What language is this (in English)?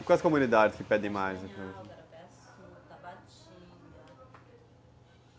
Portuguese